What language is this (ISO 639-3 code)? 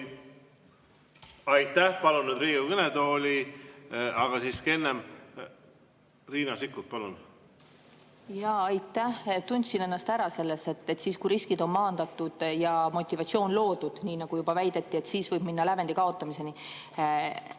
est